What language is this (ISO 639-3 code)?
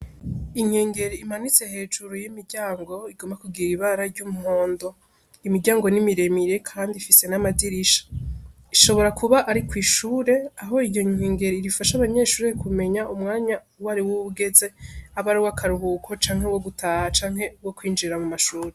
run